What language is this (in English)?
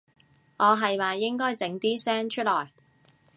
Cantonese